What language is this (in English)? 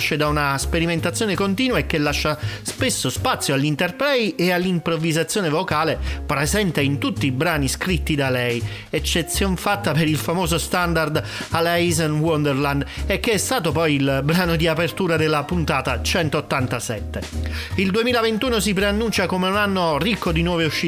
Italian